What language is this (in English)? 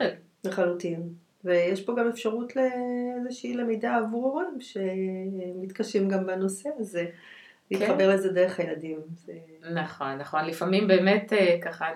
Hebrew